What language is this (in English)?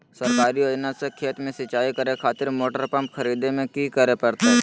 Magahi